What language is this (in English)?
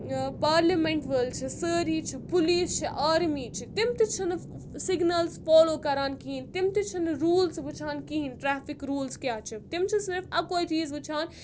Kashmiri